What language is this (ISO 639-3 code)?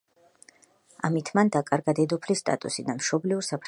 kat